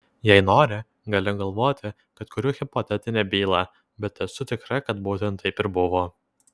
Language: Lithuanian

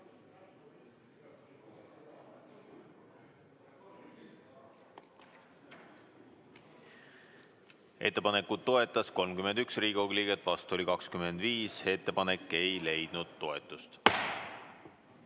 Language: Estonian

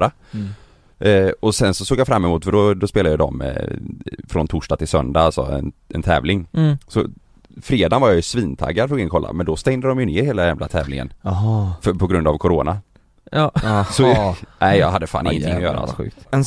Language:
Swedish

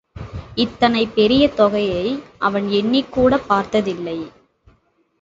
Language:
Tamil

